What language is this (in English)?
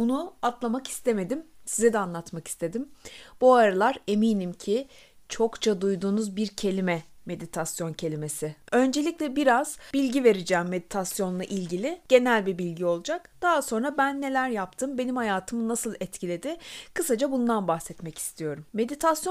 Turkish